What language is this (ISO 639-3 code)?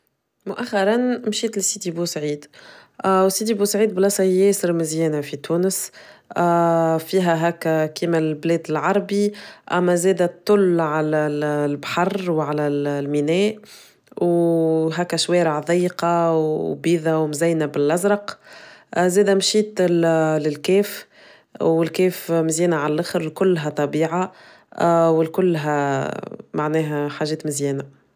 aeb